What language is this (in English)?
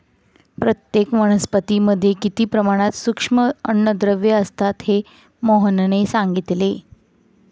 Marathi